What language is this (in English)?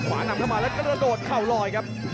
Thai